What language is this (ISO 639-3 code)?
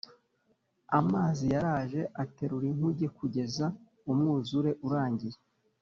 kin